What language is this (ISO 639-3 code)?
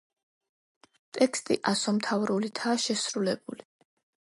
kat